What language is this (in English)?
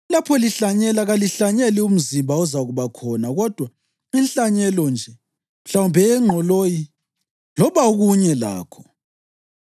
North Ndebele